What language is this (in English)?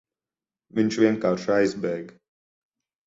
Latvian